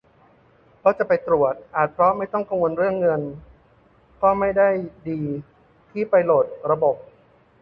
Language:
Thai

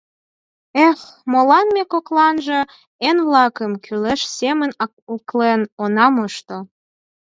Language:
Mari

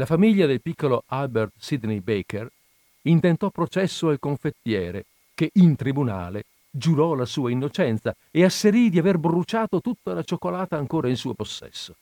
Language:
Italian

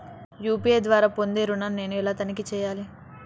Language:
Telugu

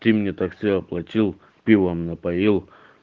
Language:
Russian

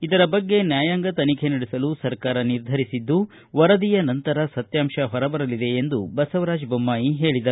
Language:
Kannada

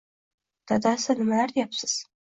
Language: Uzbek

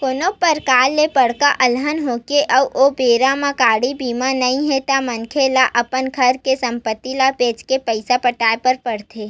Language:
Chhattisgarhi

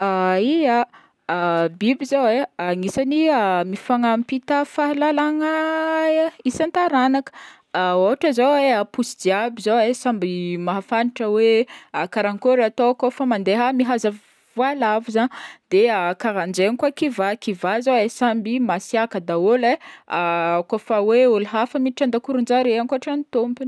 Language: Northern Betsimisaraka Malagasy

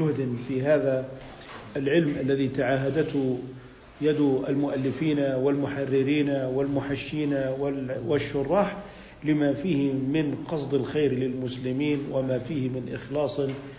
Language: Arabic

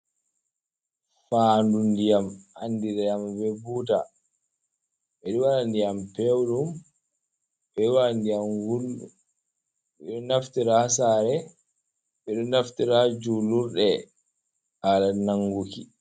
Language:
Fula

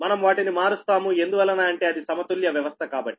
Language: Telugu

